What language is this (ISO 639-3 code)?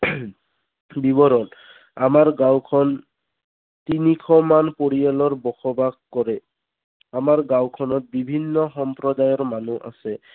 asm